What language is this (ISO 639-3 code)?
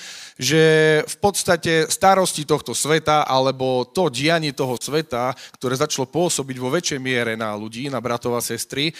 slk